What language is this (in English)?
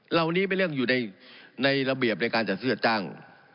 Thai